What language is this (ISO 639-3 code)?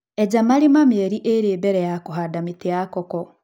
kik